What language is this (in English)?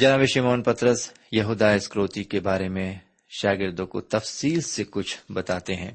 Urdu